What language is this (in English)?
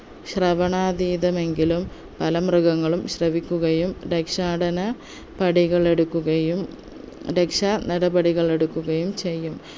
Malayalam